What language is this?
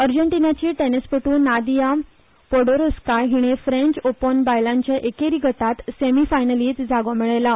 Konkani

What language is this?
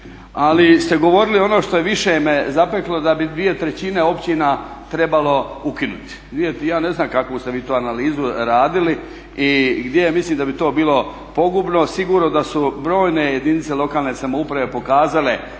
Croatian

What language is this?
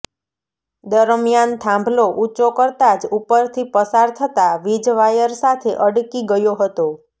Gujarati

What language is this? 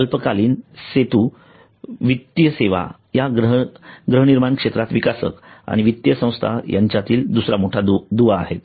Marathi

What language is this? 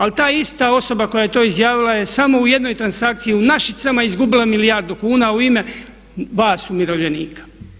Croatian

